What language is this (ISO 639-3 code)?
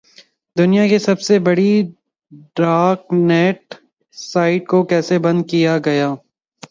urd